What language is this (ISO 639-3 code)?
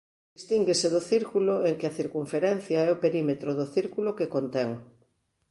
glg